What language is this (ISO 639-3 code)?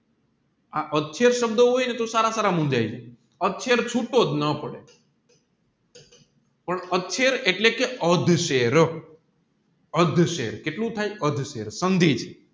guj